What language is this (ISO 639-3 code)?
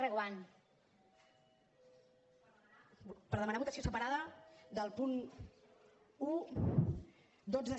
cat